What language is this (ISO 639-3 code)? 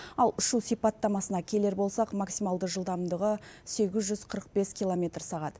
kaz